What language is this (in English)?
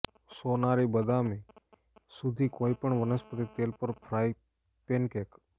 Gujarati